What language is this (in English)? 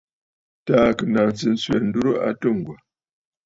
Bafut